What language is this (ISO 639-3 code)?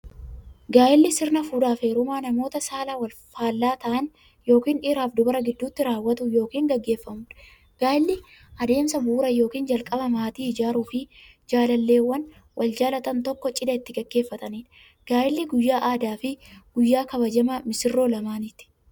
orm